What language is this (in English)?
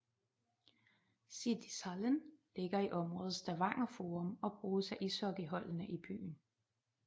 Danish